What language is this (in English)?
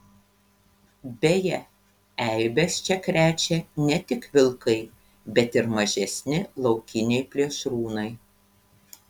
Lithuanian